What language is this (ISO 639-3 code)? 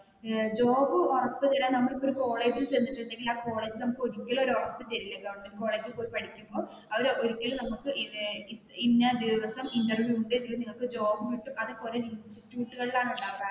mal